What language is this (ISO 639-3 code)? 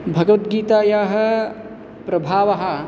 san